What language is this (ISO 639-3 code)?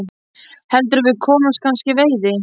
isl